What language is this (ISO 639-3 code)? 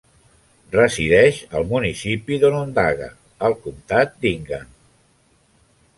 cat